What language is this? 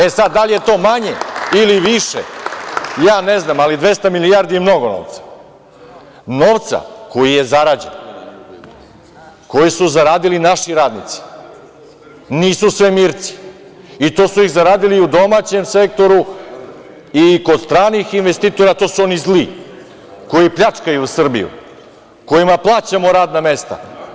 Serbian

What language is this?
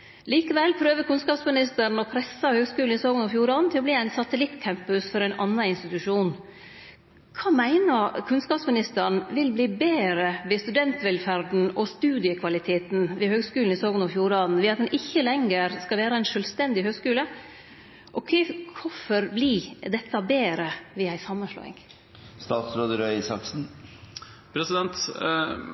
Norwegian Nynorsk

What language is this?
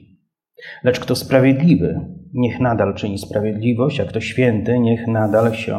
Polish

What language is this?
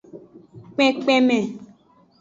Aja (Benin)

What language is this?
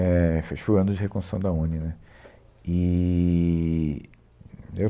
Portuguese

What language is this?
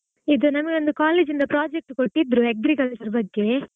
Kannada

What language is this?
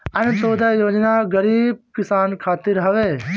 Bhojpuri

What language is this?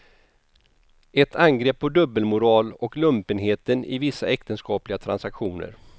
Swedish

